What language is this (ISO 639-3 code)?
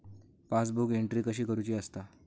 mar